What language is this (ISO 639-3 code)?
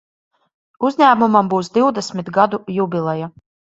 lav